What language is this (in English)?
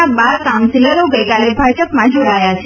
Gujarati